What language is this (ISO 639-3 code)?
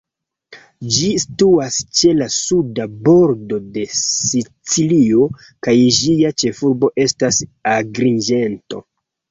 epo